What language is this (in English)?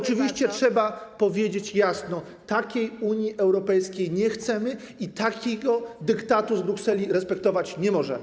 Polish